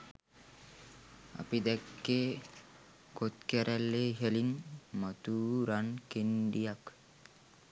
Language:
Sinhala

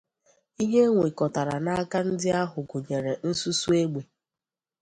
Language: Igbo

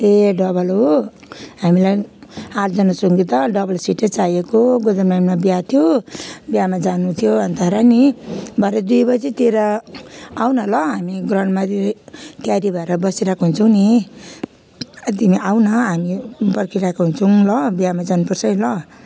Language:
Nepali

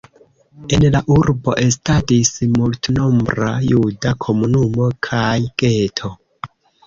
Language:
Esperanto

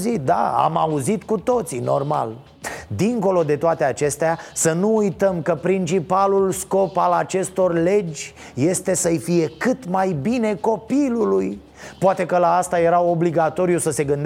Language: Romanian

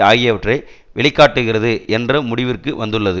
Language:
Tamil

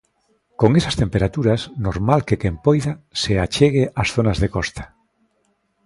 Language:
Galician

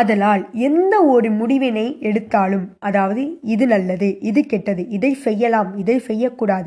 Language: Tamil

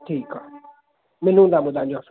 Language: Sindhi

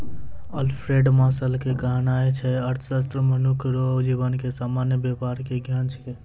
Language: Maithili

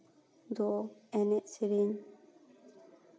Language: Santali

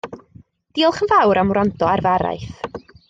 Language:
Welsh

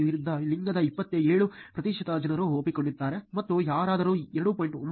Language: Kannada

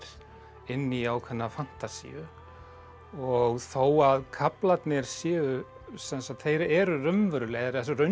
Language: Icelandic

